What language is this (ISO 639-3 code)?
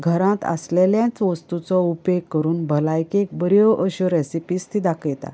kok